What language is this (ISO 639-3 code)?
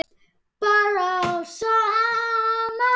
isl